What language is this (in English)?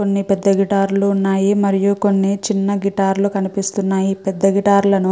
Telugu